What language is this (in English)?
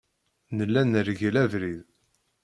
Kabyle